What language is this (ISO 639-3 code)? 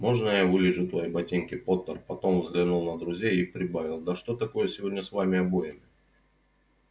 rus